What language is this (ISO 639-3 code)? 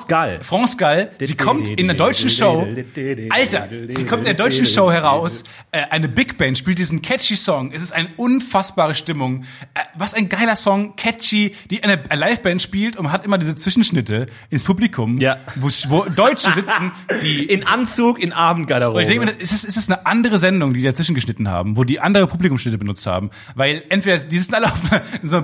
deu